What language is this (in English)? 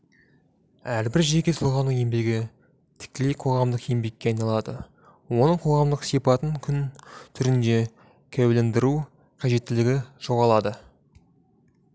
Kazakh